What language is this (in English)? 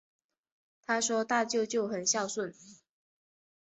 Chinese